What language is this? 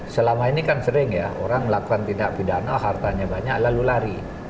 Indonesian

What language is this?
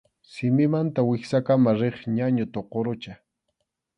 Arequipa-La Unión Quechua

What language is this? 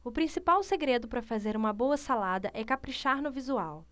Portuguese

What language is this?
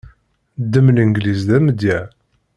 Kabyle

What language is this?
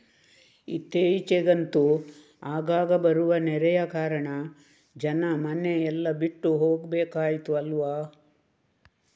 Kannada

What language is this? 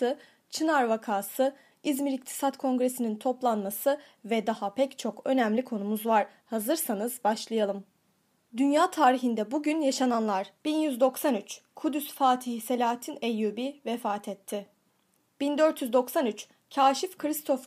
Turkish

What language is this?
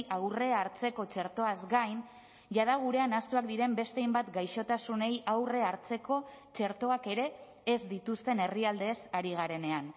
Basque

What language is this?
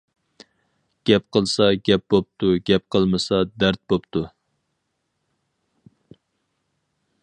Uyghur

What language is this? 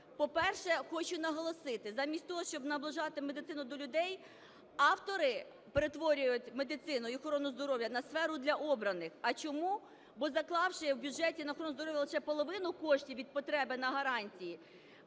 Ukrainian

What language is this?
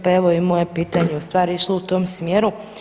Croatian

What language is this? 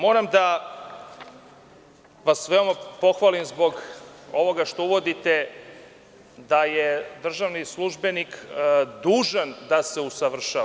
Serbian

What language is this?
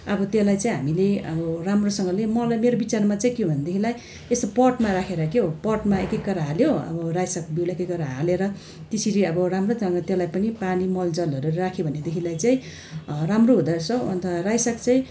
Nepali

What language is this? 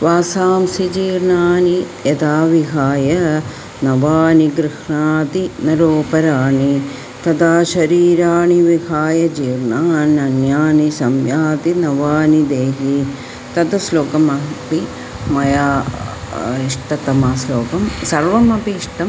Sanskrit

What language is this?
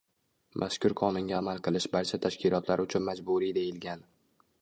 Uzbek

